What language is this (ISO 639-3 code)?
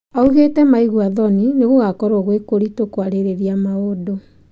kik